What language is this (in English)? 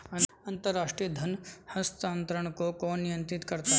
Hindi